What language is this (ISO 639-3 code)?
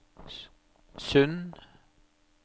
nor